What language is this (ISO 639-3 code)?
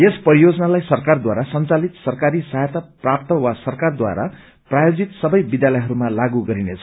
nep